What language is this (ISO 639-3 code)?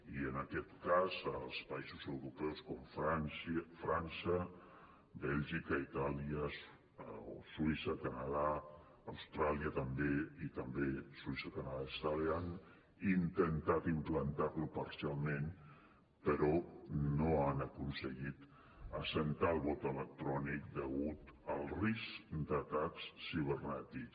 cat